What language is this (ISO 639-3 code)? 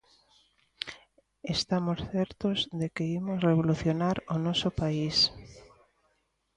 glg